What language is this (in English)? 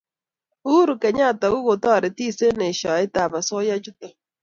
Kalenjin